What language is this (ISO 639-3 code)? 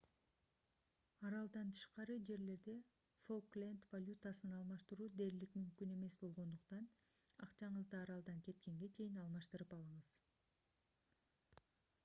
kir